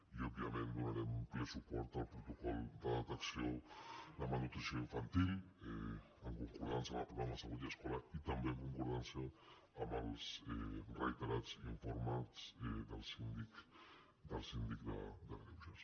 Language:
Catalan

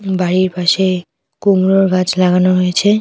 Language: Bangla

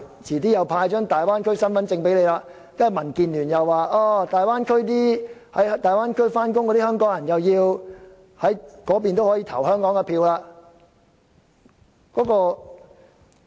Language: Cantonese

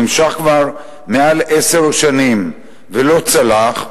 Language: Hebrew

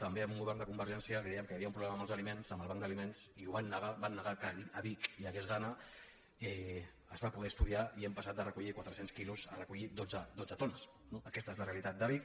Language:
Catalan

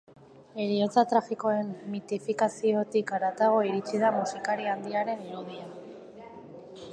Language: Basque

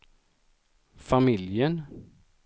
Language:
Swedish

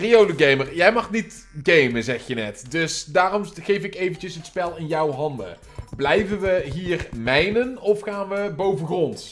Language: Dutch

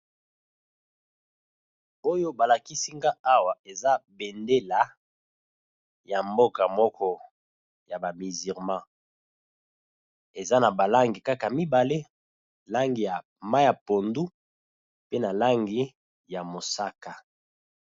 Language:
Lingala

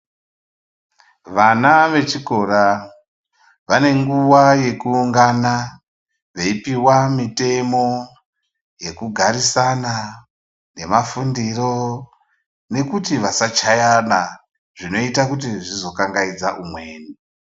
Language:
Ndau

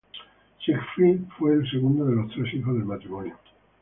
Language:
Spanish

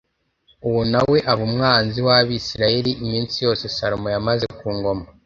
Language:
Kinyarwanda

